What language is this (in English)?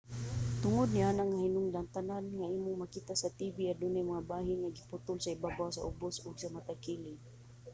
Cebuano